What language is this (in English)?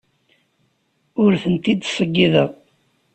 Kabyle